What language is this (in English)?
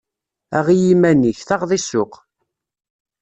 Kabyle